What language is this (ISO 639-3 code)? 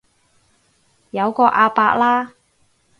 yue